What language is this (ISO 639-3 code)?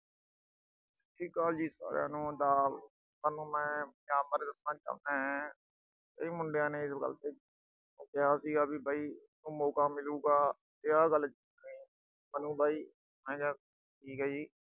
pan